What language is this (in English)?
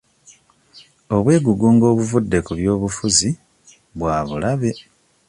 Ganda